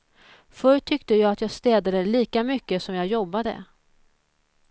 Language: Swedish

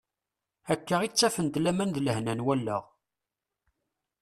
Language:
Kabyle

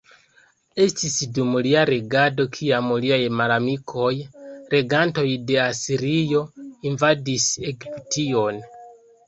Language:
Esperanto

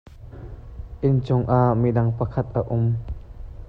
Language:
Hakha Chin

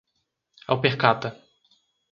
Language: Portuguese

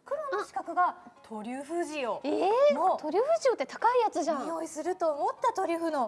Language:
Japanese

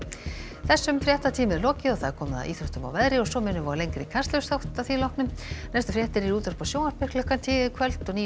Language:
Icelandic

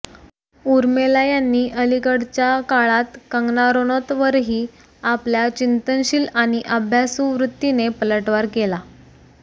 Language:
Marathi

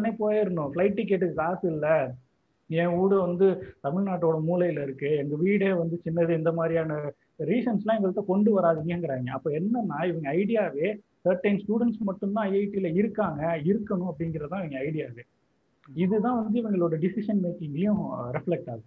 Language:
Tamil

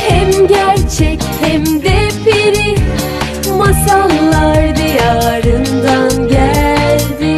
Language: Turkish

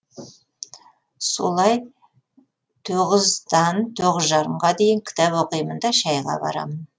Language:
Kazakh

